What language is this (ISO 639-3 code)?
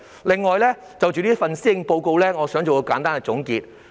yue